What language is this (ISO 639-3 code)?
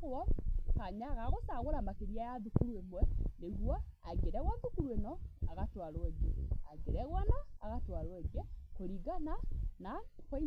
kik